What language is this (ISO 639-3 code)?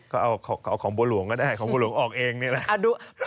tha